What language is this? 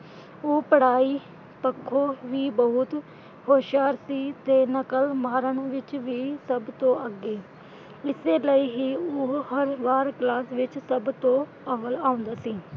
Punjabi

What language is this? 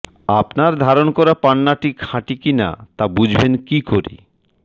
Bangla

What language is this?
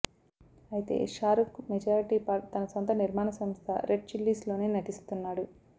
Telugu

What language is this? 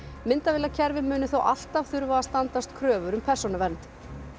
Icelandic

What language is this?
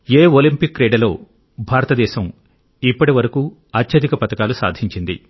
Telugu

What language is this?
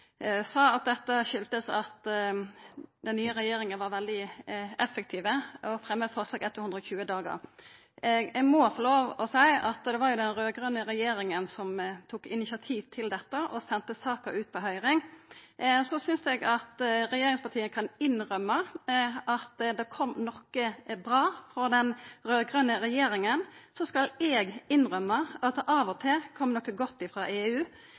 Norwegian Nynorsk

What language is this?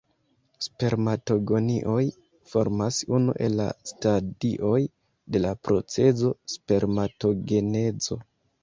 Esperanto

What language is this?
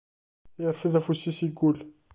Kabyle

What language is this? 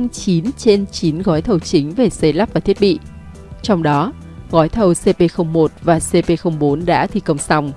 Vietnamese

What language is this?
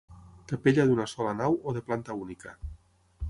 Catalan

